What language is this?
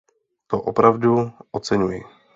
Czech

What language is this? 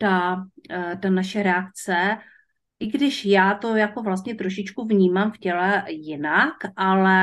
Czech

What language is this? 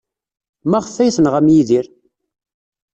Kabyle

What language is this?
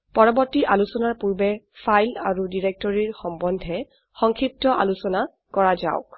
Assamese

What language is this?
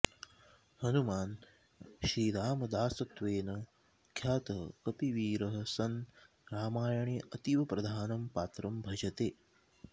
Sanskrit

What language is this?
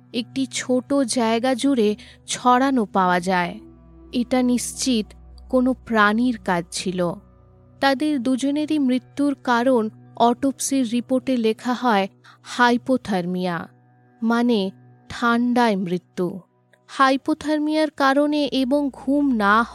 Bangla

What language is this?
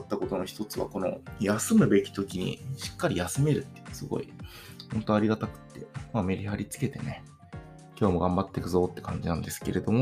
Japanese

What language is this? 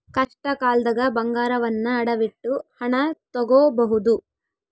Kannada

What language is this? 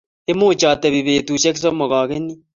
Kalenjin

